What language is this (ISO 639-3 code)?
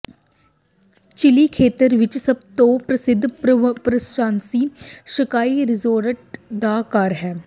pan